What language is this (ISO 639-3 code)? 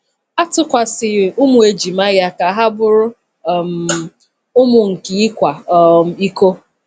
ibo